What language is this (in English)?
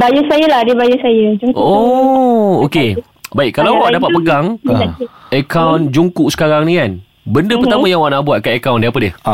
Malay